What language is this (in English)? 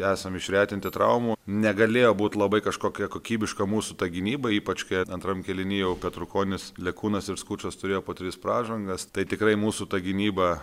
Lithuanian